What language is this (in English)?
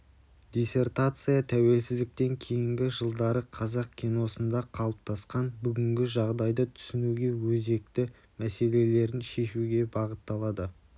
Kazakh